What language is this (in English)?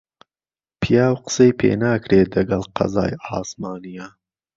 Central Kurdish